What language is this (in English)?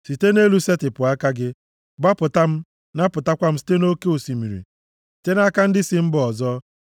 Igbo